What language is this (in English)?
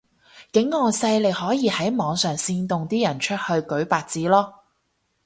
Cantonese